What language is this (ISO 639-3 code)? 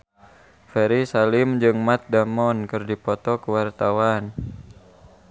sun